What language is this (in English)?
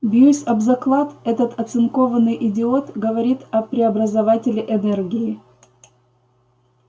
Russian